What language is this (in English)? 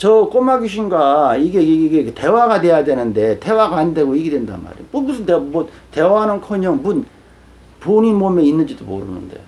Korean